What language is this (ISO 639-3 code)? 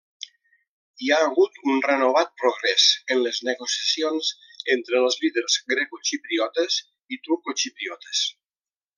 cat